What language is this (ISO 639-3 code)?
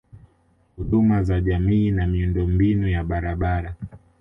swa